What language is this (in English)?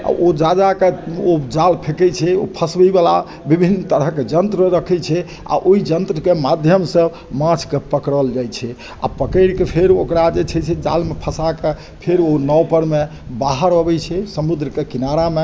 Maithili